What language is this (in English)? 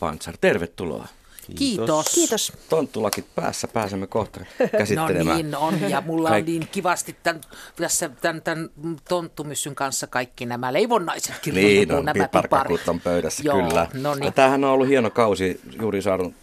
Finnish